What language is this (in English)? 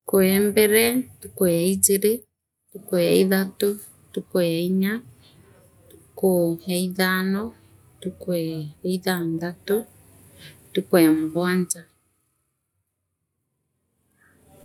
Meru